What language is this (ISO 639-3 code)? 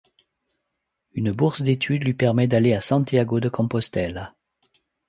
fra